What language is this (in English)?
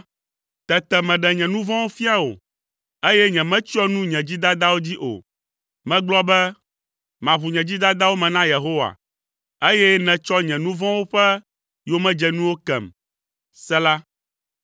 Ewe